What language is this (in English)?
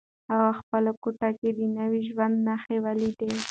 Pashto